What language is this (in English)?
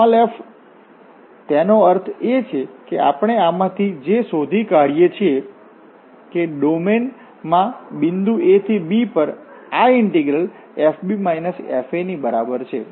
Gujarati